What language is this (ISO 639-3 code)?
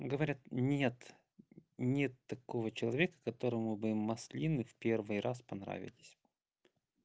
rus